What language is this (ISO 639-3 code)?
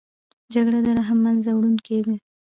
pus